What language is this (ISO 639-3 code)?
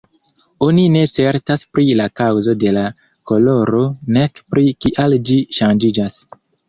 epo